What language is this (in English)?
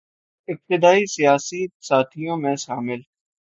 Urdu